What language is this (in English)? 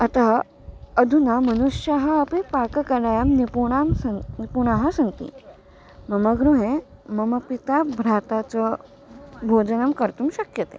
Sanskrit